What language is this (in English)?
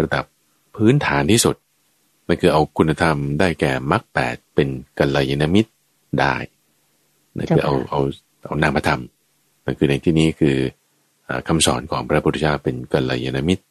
Thai